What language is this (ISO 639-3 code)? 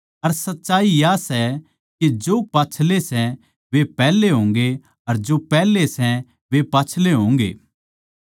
bgc